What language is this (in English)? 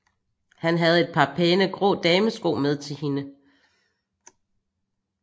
Danish